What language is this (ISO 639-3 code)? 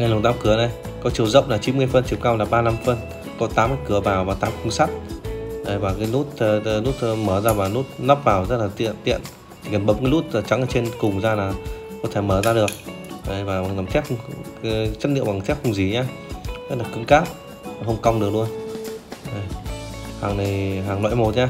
vie